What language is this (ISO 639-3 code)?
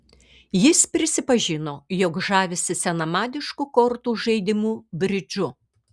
lit